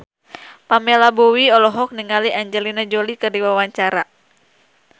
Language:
Sundanese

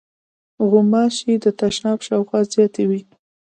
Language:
Pashto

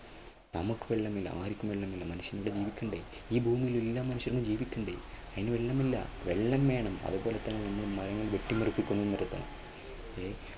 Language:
Malayalam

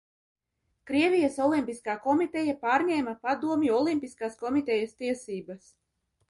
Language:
Latvian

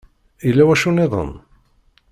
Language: Kabyle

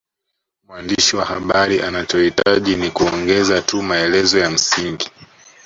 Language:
Swahili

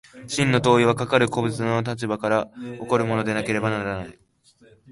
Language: Japanese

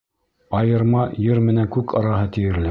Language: Bashkir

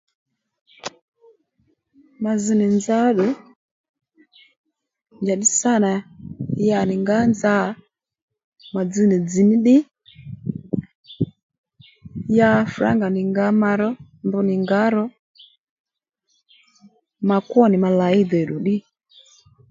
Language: Lendu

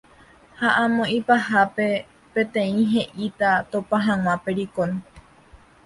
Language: Guarani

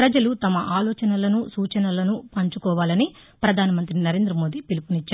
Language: Telugu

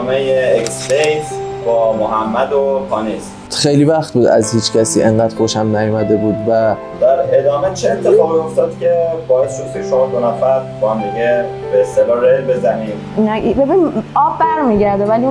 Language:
Persian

